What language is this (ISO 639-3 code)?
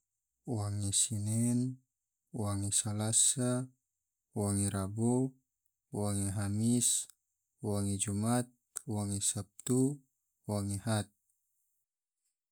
tvo